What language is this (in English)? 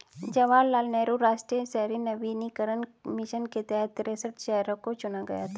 Hindi